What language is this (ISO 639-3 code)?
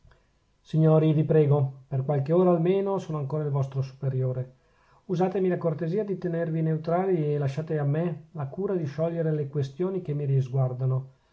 ita